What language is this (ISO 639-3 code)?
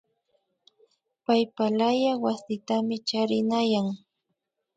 qvi